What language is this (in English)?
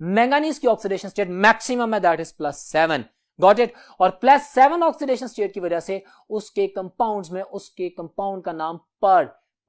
Hindi